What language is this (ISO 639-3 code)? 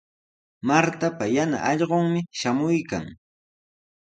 qws